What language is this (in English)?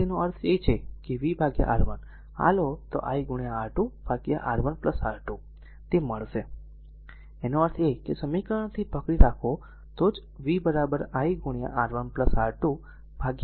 Gujarati